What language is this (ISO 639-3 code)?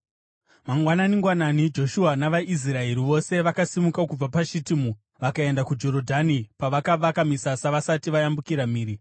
sna